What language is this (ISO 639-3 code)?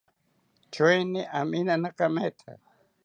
cpy